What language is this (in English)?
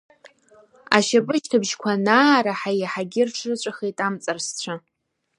Abkhazian